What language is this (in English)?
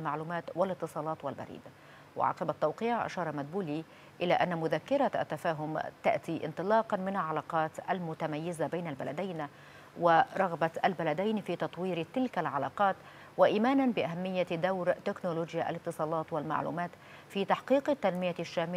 Arabic